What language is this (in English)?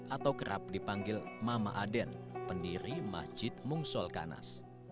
Indonesian